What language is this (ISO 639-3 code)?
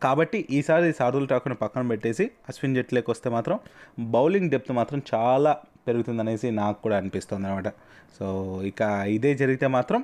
tel